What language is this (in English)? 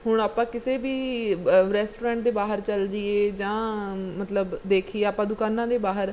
Punjabi